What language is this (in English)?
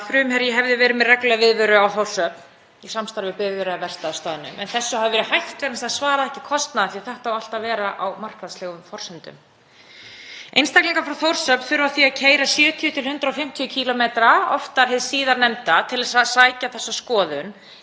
Icelandic